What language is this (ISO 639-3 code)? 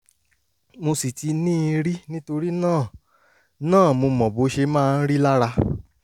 yor